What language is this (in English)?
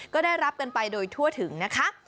Thai